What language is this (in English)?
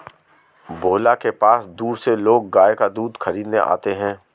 Hindi